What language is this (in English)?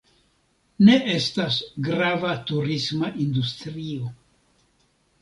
Esperanto